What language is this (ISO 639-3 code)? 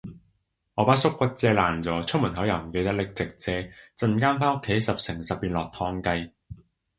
yue